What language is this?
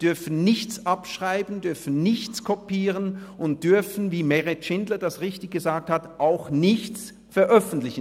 Swiss German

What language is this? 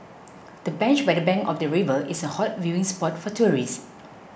English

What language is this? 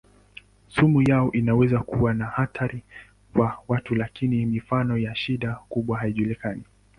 Swahili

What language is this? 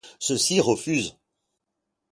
French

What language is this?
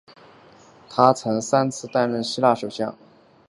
Chinese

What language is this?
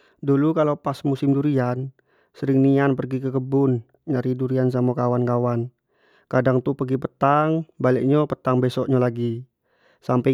Jambi Malay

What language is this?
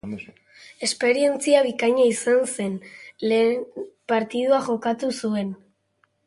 Basque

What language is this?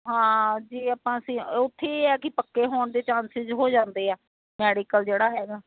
Punjabi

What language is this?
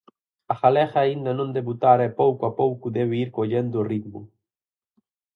Galician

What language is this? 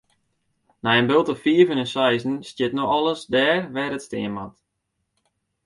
Western Frisian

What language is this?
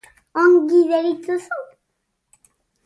Basque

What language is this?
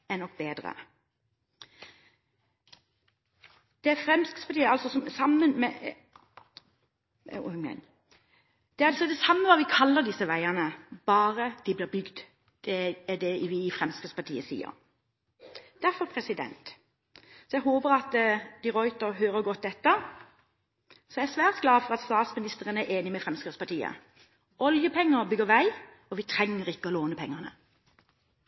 Norwegian Bokmål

